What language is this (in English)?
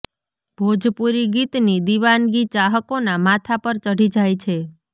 Gujarati